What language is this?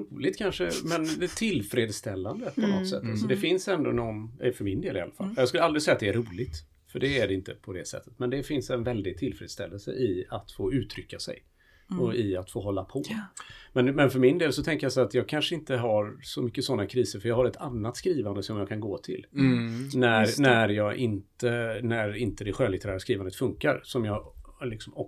Swedish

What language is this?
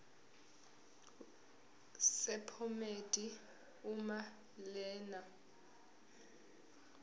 Zulu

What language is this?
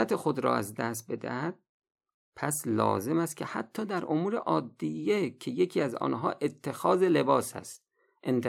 Persian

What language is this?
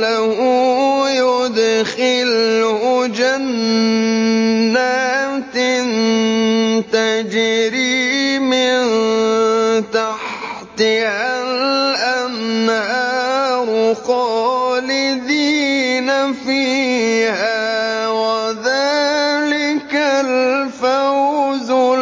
Arabic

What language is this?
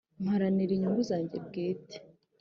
Kinyarwanda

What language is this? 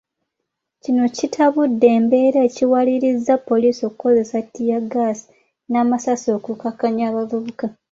Ganda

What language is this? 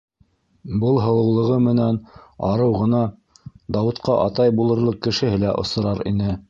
Bashkir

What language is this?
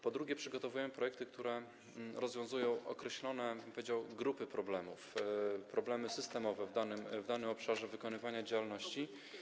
Polish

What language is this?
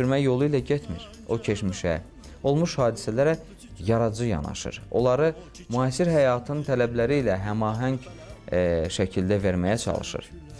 Turkish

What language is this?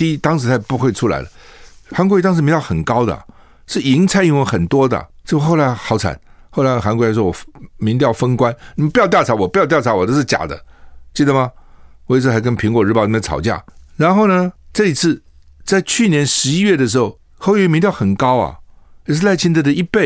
Chinese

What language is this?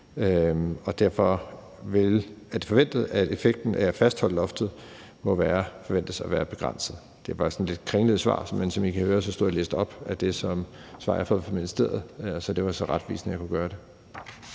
Danish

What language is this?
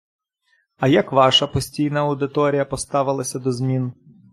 Ukrainian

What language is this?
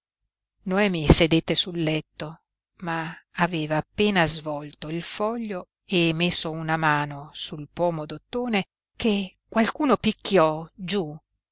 Italian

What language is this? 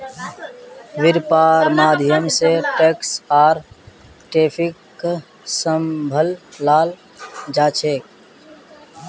Magahi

